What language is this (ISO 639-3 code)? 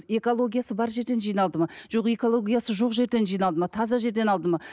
kaz